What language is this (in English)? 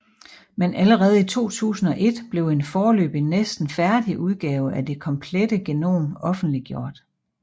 Danish